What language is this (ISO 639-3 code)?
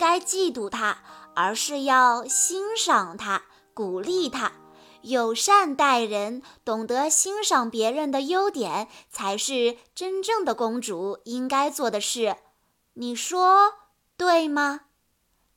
zho